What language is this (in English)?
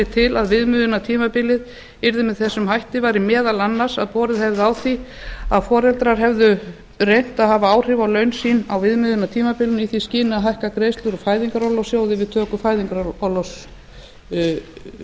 Icelandic